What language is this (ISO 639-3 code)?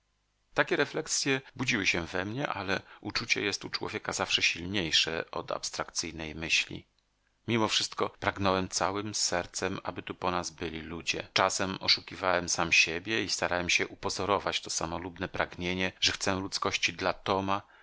pol